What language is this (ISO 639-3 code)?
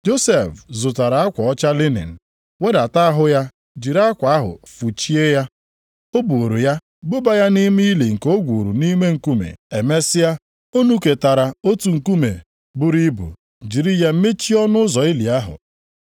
ibo